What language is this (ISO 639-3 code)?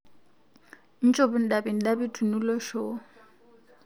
mas